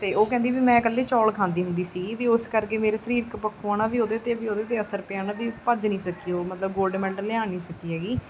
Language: Punjabi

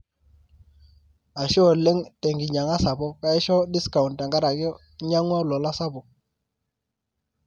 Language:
Masai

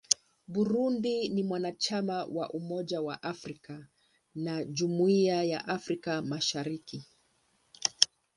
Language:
Swahili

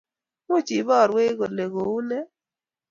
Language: Kalenjin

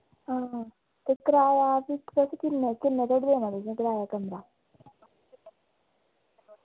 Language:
Dogri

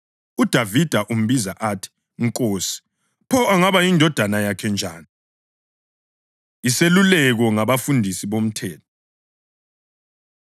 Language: North Ndebele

